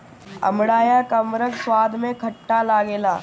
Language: Bhojpuri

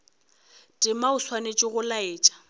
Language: Northern Sotho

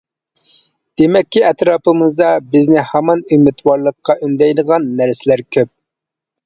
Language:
Uyghur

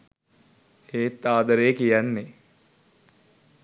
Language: Sinhala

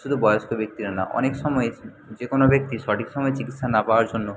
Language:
Bangla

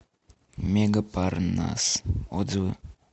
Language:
Russian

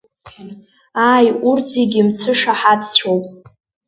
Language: Abkhazian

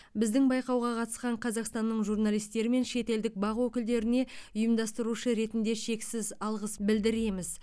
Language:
Kazakh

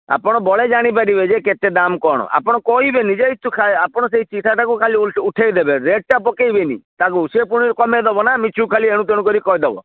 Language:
Odia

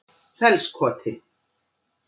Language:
Icelandic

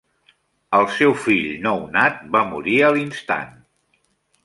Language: Catalan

